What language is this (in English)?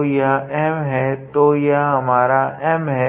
Hindi